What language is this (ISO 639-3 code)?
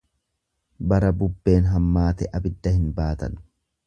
orm